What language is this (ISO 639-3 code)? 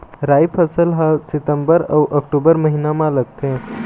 hne